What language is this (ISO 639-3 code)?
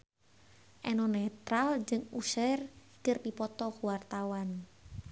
sun